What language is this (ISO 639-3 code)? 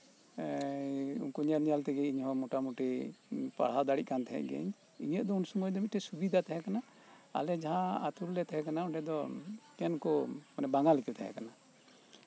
sat